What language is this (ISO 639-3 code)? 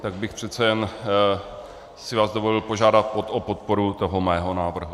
ces